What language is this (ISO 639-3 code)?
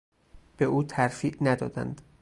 fas